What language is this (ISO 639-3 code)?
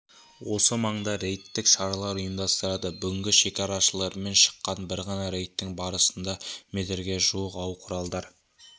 kaz